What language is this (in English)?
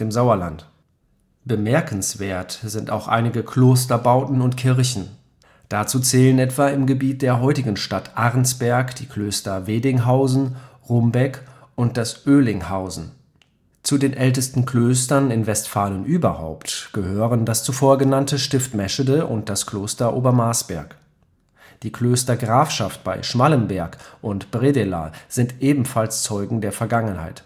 German